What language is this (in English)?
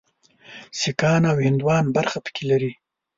Pashto